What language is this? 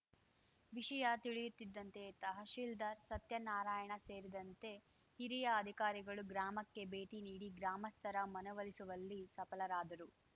Kannada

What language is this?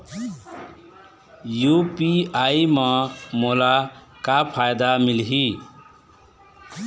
Chhattisgarhi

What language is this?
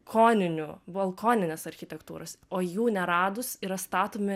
Lithuanian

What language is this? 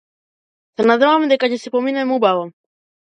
Macedonian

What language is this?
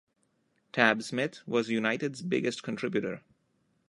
English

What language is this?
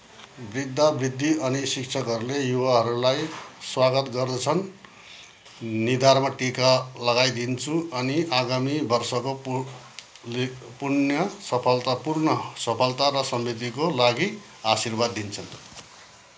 Nepali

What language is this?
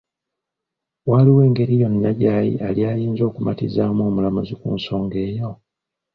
Ganda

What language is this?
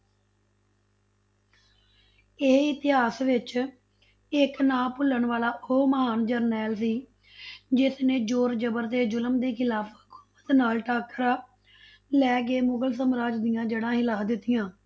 Punjabi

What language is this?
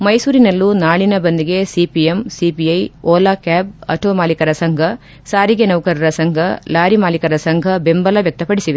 Kannada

